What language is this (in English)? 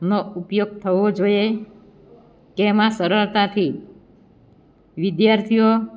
Gujarati